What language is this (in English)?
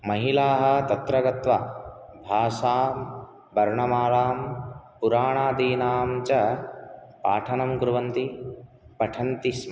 Sanskrit